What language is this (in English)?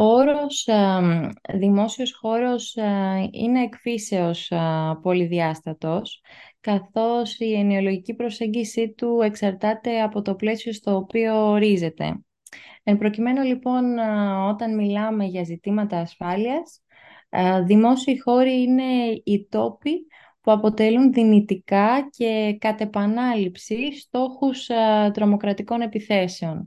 Greek